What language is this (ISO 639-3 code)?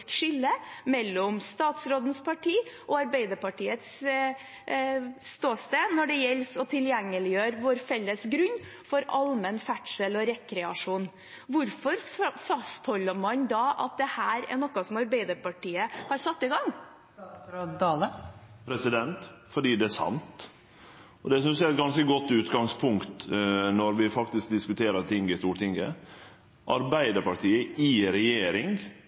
nor